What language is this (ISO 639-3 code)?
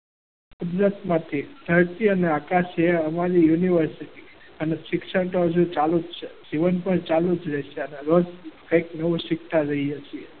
guj